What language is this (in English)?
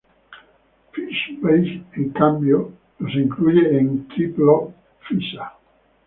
Spanish